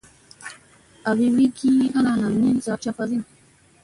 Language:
Musey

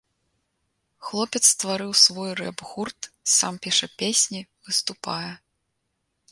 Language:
Belarusian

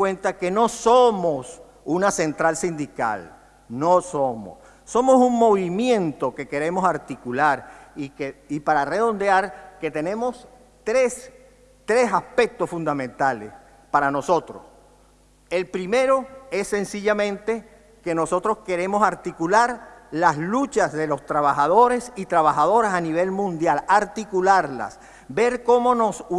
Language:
Spanish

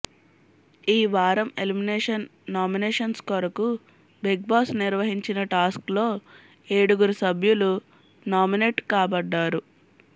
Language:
Telugu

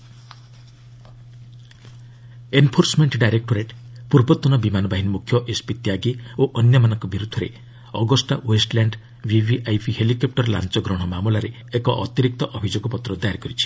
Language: Odia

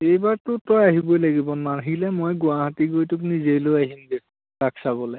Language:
Assamese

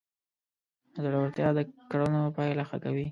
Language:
Pashto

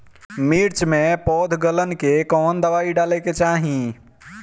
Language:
Bhojpuri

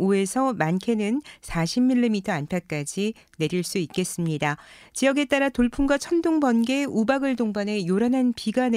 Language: Korean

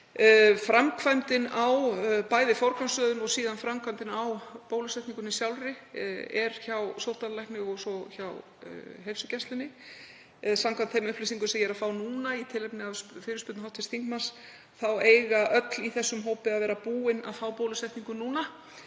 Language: Icelandic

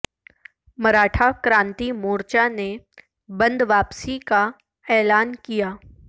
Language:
Urdu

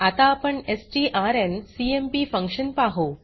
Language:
Marathi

